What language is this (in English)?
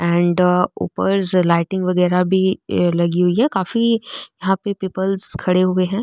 Marwari